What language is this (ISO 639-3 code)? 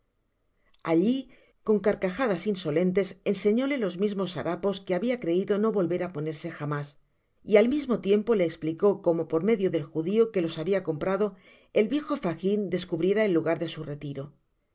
spa